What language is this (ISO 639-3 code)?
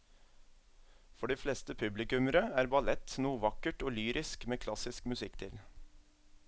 nor